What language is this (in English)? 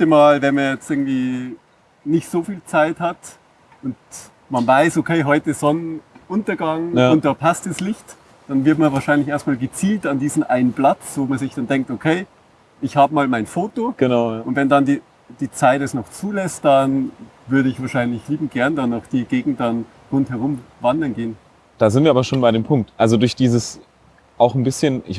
German